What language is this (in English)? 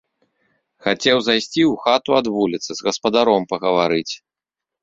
Belarusian